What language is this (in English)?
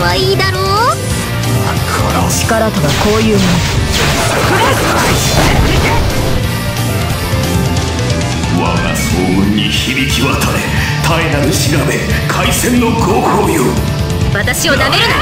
Japanese